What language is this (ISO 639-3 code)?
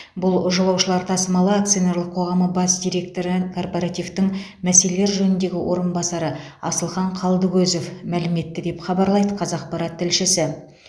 kaz